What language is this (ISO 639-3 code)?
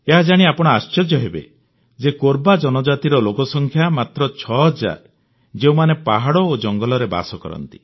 ori